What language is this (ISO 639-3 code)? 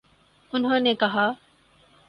urd